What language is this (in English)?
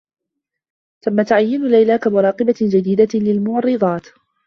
Arabic